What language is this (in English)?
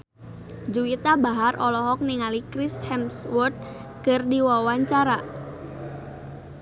Sundanese